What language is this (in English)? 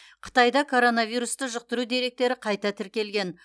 Kazakh